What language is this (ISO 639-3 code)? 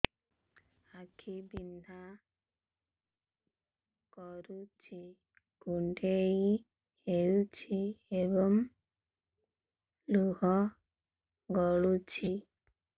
ori